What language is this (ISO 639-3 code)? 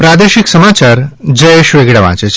guj